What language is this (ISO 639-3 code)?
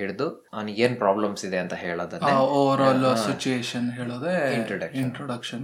kan